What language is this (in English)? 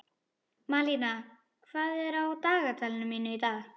Icelandic